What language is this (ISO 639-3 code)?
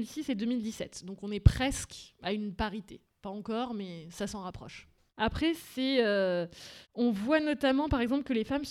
fra